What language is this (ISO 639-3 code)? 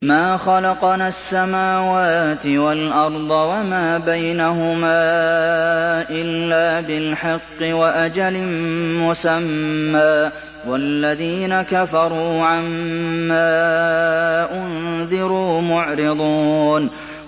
ara